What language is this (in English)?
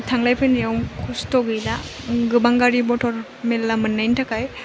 Bodo